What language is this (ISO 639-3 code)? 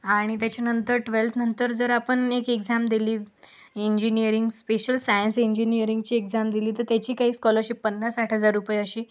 mar